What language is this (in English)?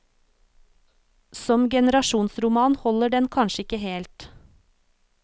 Norwegian